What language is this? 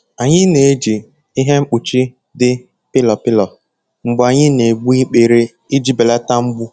Igbo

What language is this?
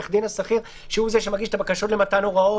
Hebrew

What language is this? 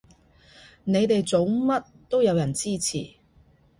Cantonese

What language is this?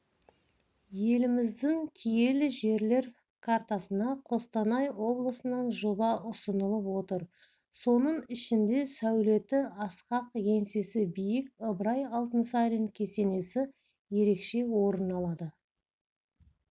Kazakh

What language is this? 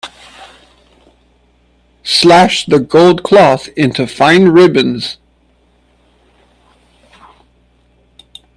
English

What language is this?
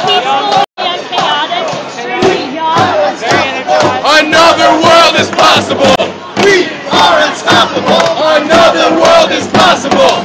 English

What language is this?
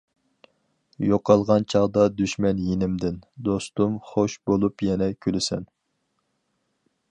Uyghur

